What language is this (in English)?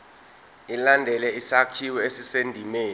Zulu